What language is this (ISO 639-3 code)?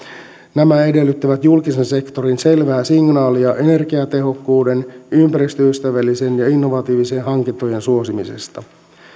fin